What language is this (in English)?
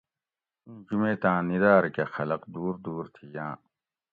Gawri